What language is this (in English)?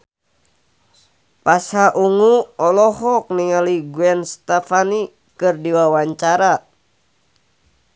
Sundanese